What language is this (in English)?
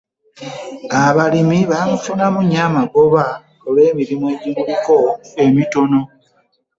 Ganda